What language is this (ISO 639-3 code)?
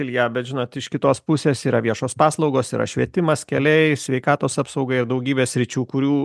lit